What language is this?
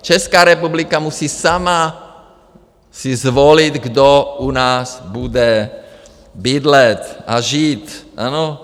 Czech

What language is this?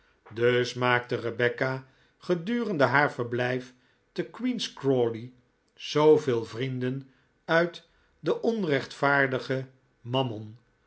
Dutch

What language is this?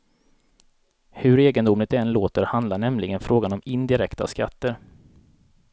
Swedish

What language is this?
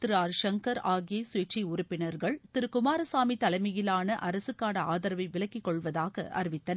Tamil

